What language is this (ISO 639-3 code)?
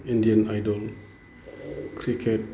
brx